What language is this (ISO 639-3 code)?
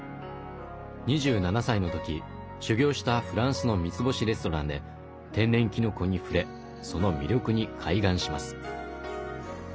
jpn